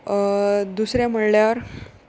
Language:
Konkani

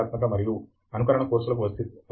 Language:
Telugu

